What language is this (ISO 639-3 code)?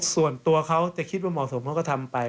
tha